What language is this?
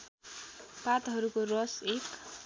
Nepali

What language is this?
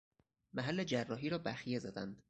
Persian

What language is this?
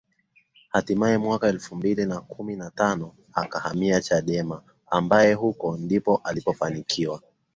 Swahili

